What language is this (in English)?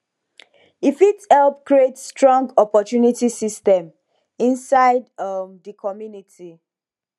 Nigerian Pidgin